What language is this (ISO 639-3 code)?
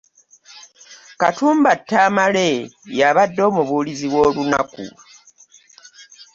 lug